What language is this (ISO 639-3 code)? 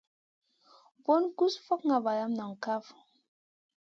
mcn